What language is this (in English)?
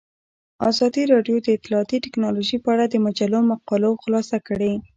Pashto